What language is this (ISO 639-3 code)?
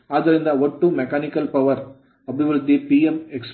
kan